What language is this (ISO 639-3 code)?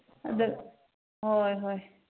mni